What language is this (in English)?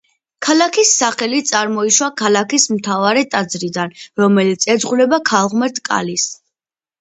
Georgian